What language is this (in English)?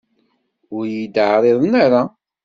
Kabyle